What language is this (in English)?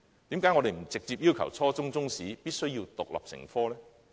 Cantonese